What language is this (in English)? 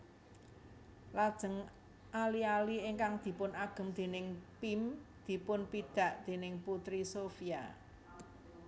Javanese